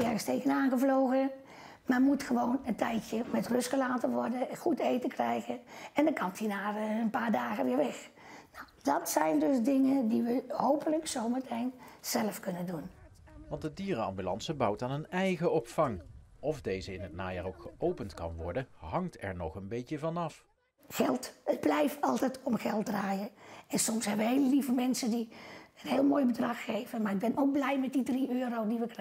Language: Dutch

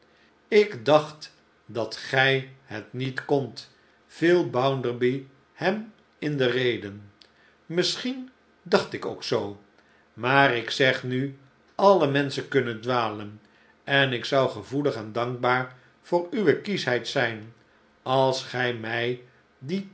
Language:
Dutch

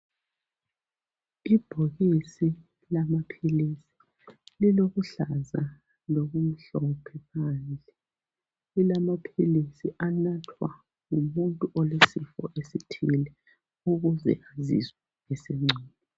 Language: North Ndebele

